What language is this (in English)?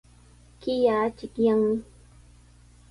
Sihuas Ancash Quechua